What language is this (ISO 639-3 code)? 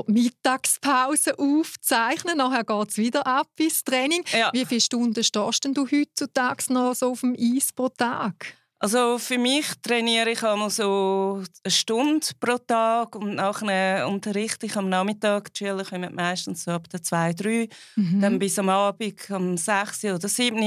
deu